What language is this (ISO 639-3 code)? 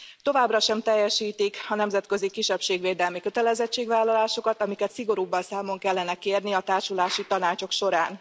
hun